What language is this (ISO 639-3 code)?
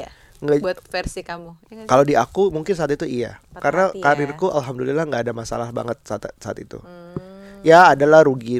ind